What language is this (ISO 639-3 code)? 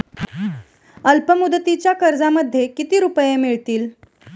mar